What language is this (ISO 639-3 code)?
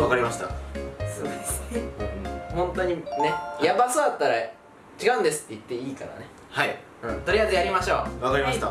jpn